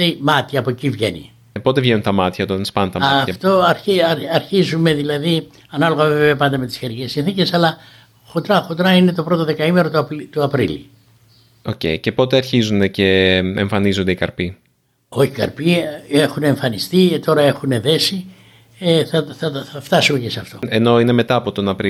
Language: Greek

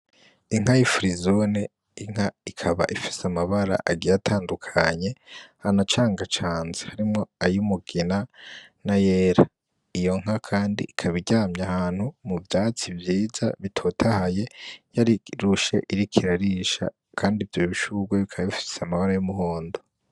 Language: Rundi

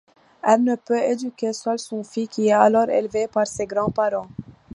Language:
French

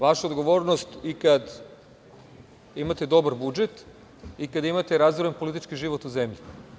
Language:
Serbian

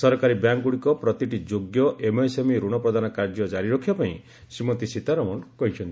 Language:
Odia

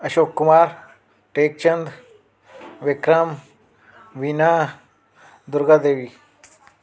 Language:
Sindhi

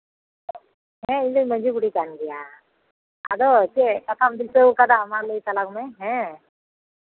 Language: Santali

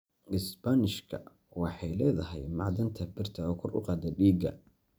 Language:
Somali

